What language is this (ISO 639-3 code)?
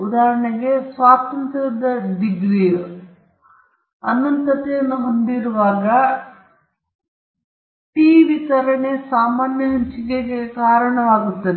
kan